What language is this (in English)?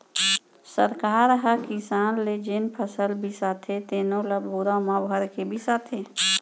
Chhattisgarhi